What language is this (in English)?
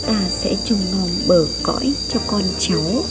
Vietnamese